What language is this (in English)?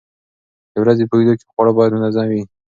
Pashto